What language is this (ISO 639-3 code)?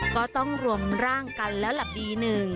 tha